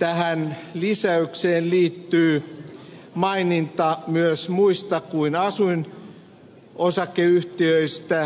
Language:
Finnish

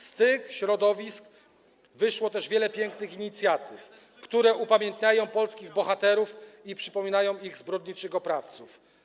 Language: Polish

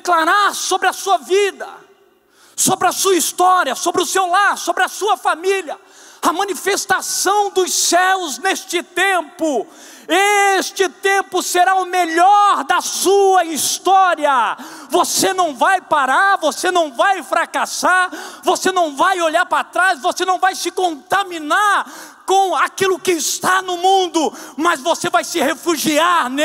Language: Portuguese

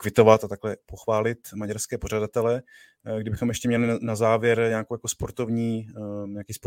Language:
Czech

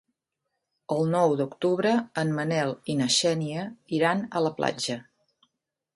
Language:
Catalan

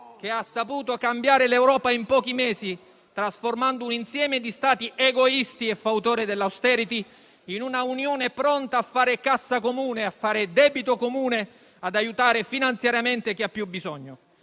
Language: Italian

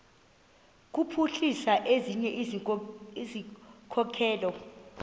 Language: Xhosa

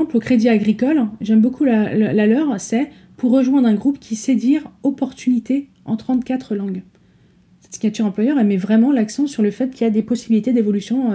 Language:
French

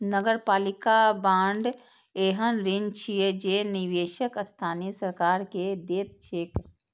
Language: Maithili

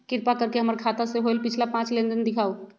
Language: Magahi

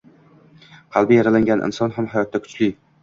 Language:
Uzbek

